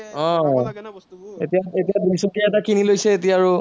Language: Assamese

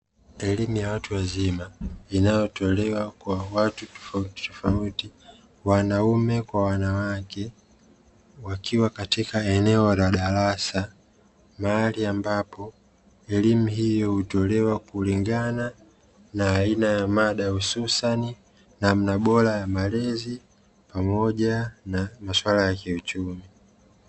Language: Swahili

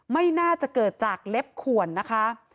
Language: Thai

